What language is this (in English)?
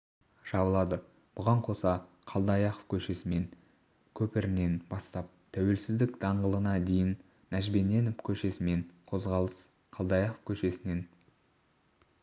Kazakh